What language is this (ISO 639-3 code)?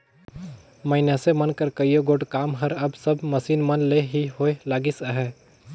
hne